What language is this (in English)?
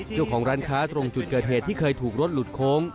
Thai